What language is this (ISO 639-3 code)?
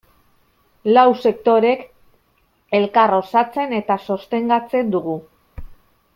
eus